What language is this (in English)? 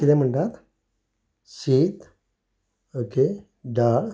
Konkani